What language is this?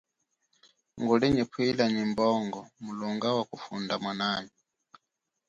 Chokwe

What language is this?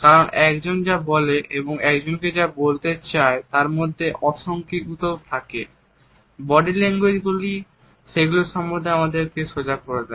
Bangla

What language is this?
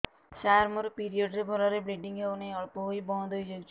Odia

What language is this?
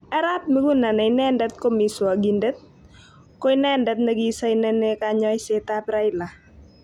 Kalenjin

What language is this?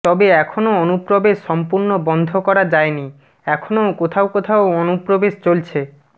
Bangla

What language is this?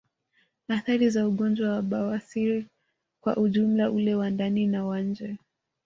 Swahili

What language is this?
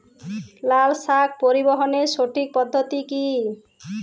Bangla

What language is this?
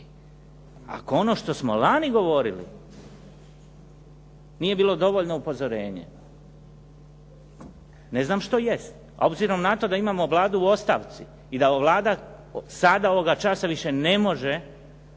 Croatian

